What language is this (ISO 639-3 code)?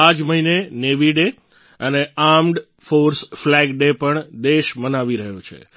guj